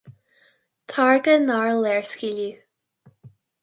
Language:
Irish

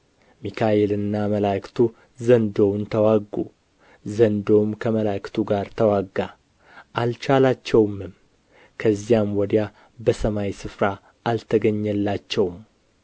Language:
Amharic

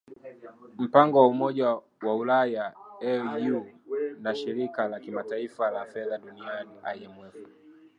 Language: Swahili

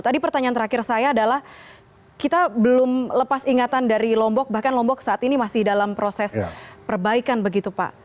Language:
Indonesian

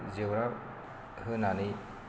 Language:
Bodo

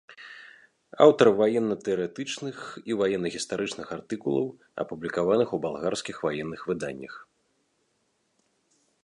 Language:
Belarusian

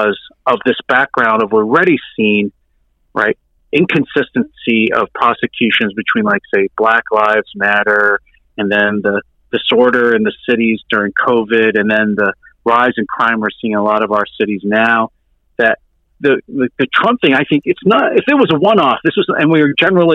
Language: English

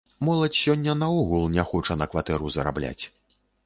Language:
Belarusian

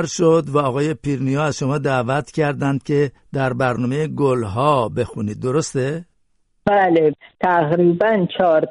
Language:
Persian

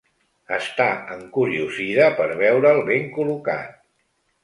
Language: Catalan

